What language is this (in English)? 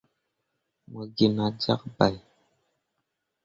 Mundang